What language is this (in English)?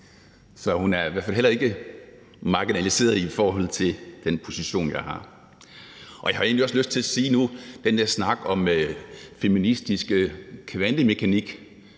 Danish